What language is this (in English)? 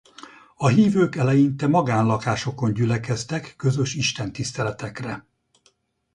Hungarian